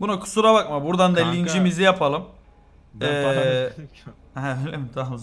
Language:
Turkish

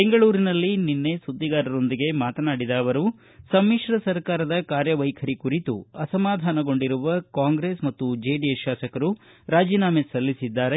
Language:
Kannada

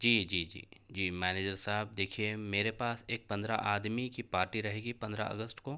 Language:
Urdu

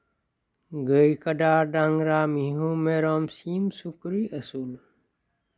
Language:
Santali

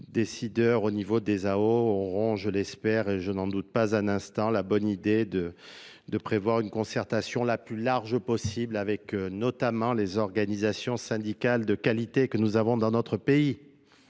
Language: French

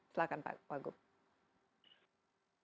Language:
Indonesian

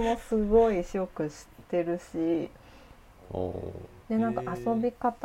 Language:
Japanese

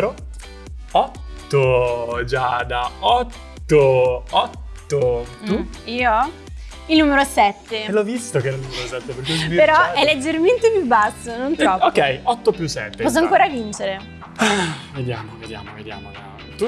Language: Italian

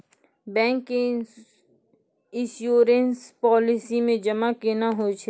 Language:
Maithili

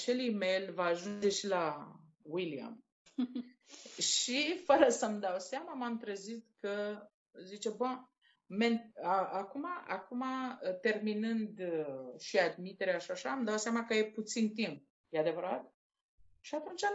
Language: Romanian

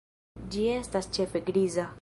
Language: Esperanto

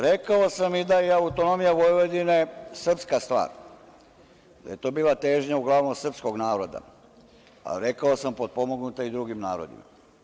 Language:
Serbian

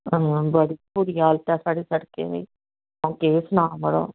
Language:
Dogri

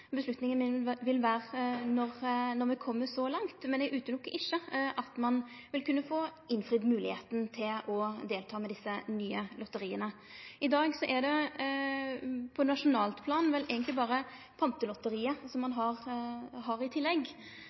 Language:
Norwegian Nynorsk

